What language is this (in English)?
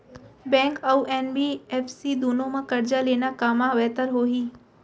Chhattisgarhi